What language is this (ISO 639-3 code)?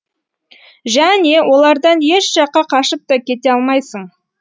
kaz